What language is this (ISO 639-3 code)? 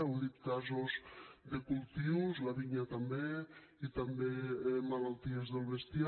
cat